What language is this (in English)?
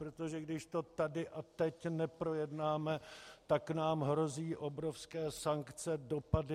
Czech